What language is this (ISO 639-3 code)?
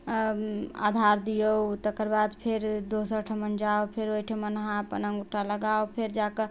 mai